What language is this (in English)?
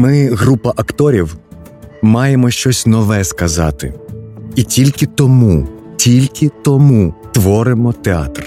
Ukrainian